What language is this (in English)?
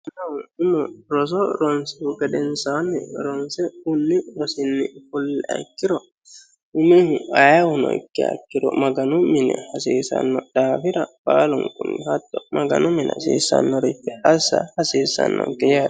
Sidamo